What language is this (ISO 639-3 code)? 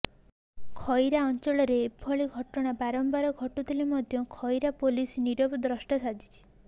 ori